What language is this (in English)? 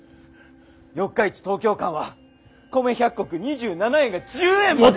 Japanese